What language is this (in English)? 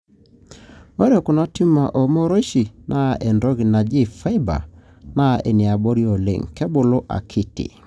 Masai